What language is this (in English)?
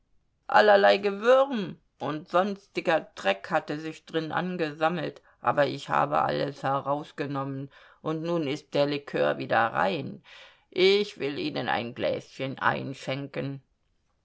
German